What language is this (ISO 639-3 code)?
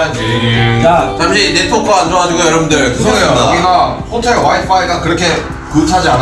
kor